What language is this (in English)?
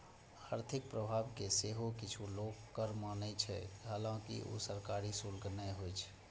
Maithili